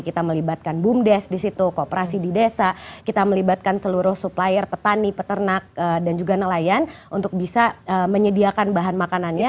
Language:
Indonesian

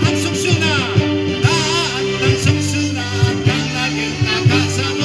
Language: Romanian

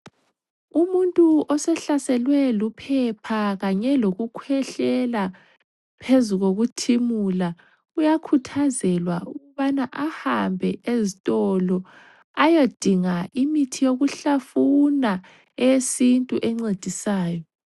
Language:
North Ndebele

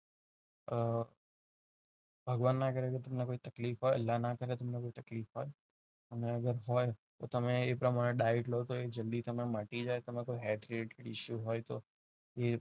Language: Gujarati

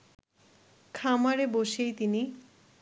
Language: Bangla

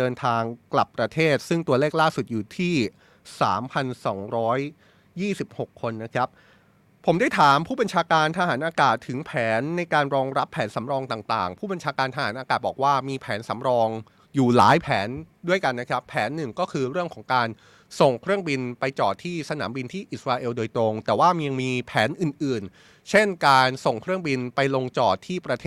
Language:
Thai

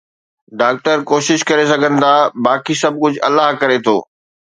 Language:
Sindhi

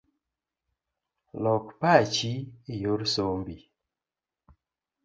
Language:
Luo (Kenya and Tanzania)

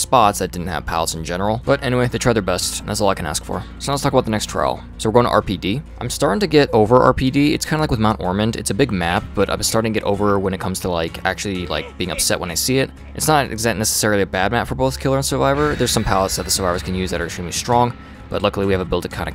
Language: English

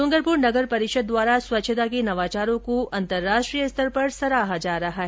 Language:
Hindi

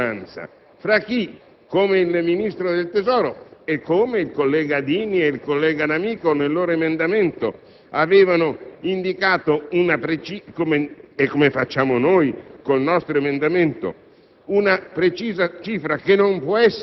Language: Italian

